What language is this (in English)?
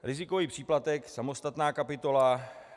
Czech